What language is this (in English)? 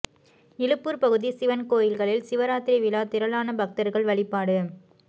Tamil